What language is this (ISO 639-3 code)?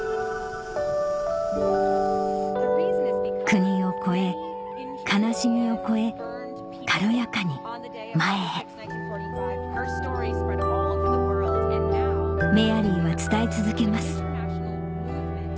jpn